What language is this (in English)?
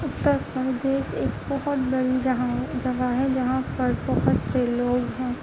Urdu